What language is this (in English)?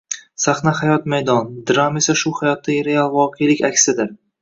Uzbek